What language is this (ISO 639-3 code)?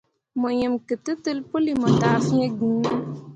mua